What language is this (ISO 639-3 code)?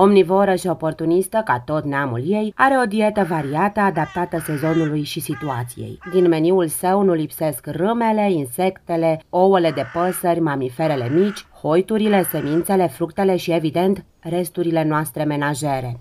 ron